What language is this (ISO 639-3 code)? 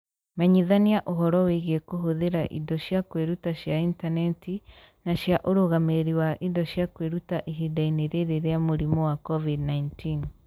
kik